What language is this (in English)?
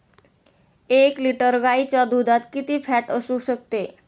Marathi